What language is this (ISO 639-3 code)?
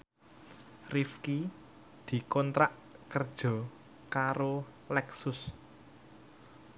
jav